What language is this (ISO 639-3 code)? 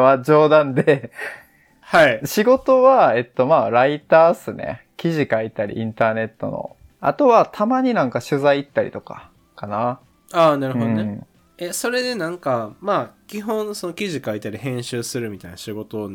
jpn